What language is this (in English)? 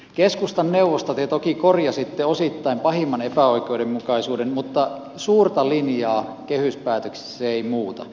Finnish